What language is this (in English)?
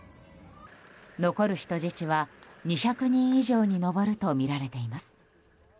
Japanese